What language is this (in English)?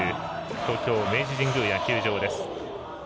Japanese